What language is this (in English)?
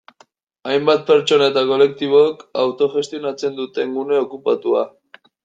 Basque